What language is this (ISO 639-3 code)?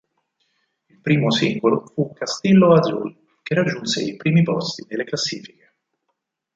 ita